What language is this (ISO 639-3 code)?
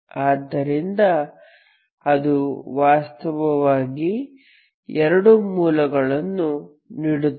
kan